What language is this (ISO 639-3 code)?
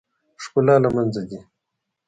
pus